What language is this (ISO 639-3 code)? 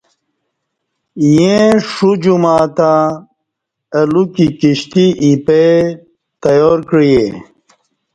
bsh